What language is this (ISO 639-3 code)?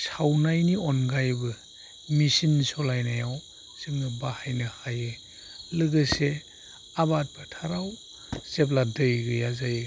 brx